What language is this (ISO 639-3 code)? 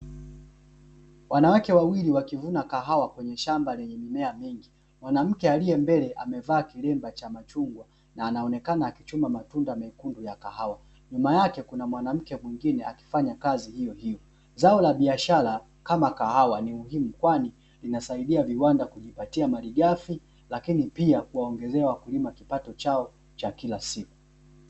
swa